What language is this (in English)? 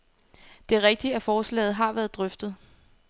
Danish